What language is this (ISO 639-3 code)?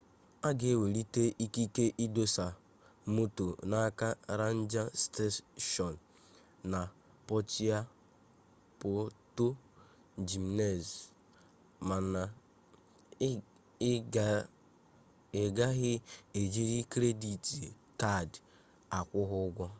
ibo